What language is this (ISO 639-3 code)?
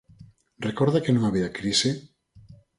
glg